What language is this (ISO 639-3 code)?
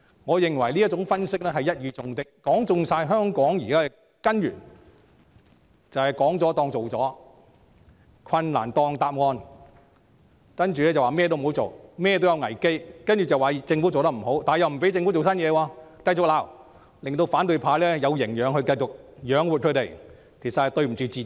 yue